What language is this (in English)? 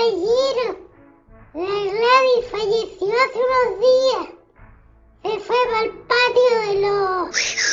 Spanish